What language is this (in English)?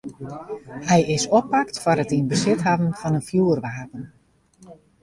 Western Frisian